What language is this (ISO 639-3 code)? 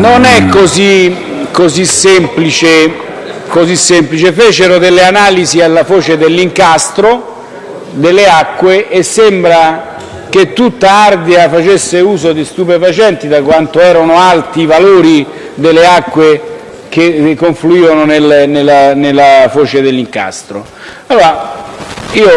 ita